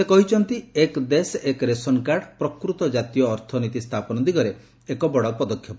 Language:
Odia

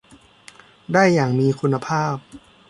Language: Thai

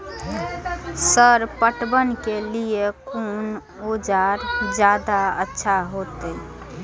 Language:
Maithili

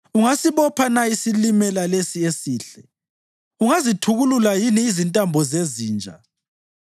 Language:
North Ndebele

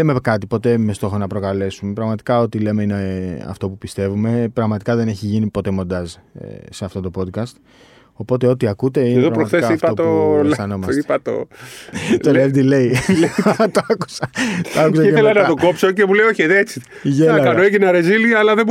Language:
Greek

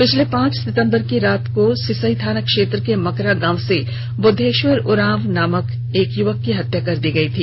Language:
Hindi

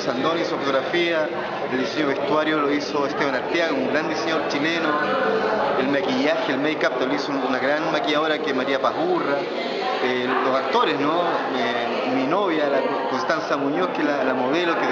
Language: Spanish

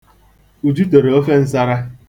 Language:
Igbo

